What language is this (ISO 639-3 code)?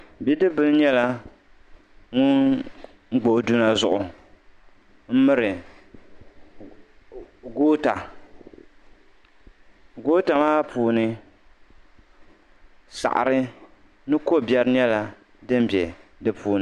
dag